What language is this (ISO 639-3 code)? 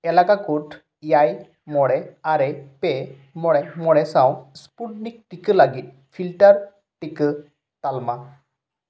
sat